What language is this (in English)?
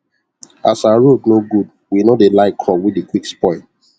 Nigerian Pidgin